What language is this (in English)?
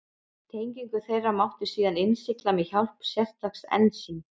Icelandic